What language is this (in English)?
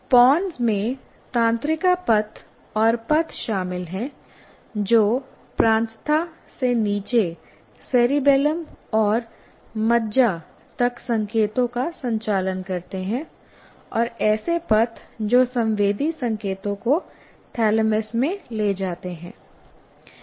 Hindi